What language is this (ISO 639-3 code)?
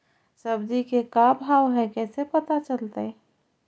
mag